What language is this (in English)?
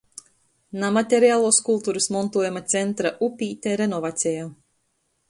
Latgalian